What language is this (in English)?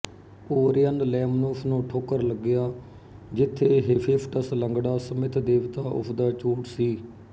Punjabi